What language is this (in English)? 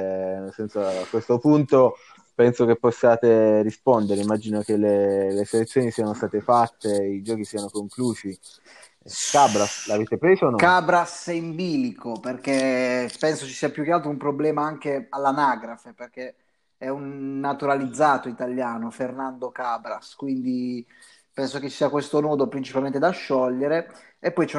Italian